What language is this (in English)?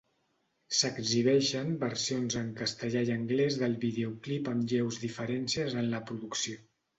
Catalan